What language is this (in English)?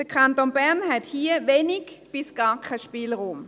Swiss German